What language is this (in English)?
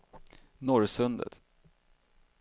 Swedish